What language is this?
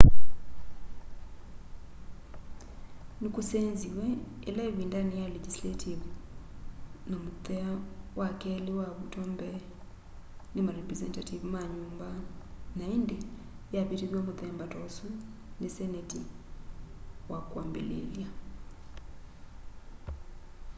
Kamba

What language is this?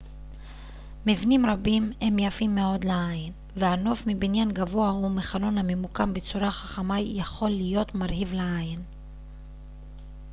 Hebrew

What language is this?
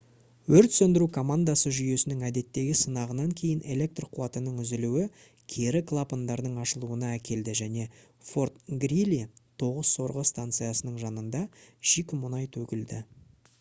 Kazakh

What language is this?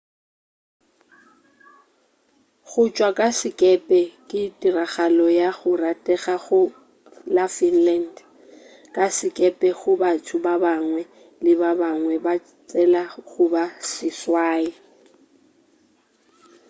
Northern Sotho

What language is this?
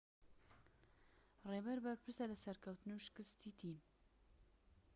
Central Kurdish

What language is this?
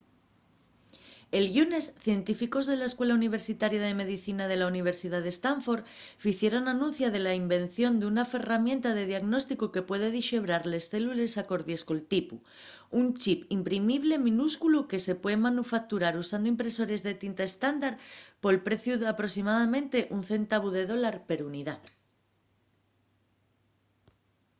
Asturian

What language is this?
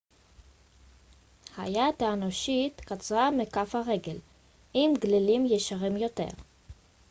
Hebrew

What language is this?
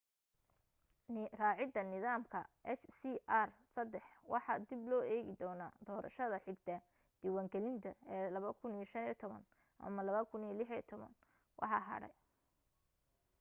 Somali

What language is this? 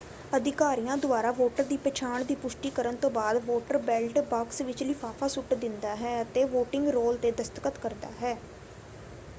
Punjabi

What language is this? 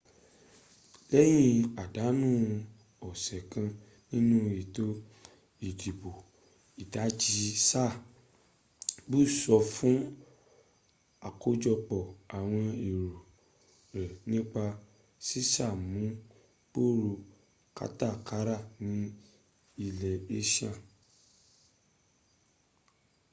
Yoruba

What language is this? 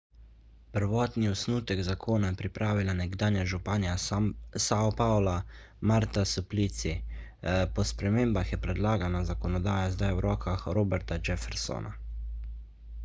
Slovenian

